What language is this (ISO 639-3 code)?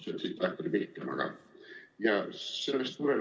est